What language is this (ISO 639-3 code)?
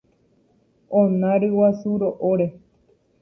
grn